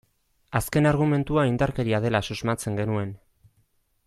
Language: Basque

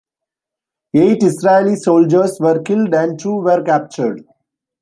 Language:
English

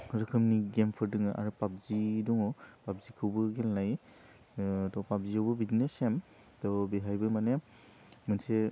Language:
Bodo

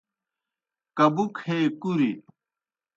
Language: Kohistani Shina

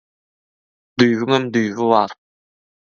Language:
Turkmen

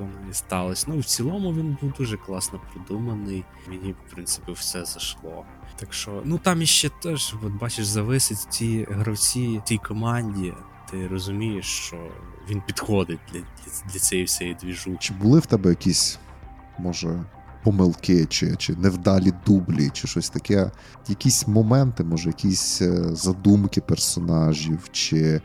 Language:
Ukrainian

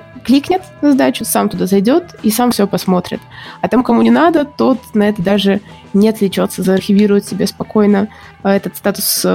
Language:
Russian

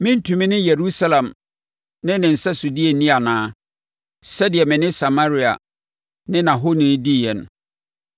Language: Akan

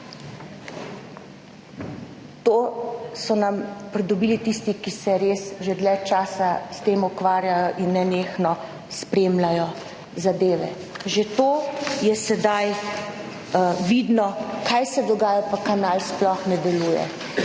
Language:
Slovenian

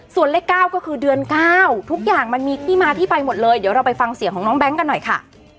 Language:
Thai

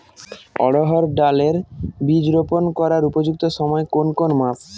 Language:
Bangla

